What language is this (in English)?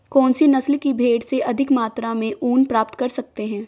Hindi